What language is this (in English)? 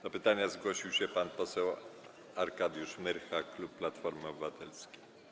Polish